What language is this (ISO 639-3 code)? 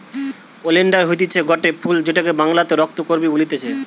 ben